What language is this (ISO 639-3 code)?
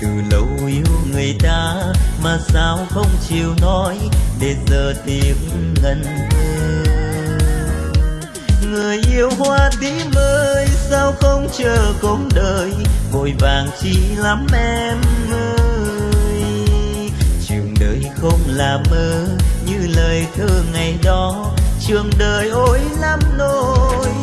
vie